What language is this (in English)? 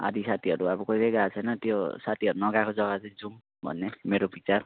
Nepali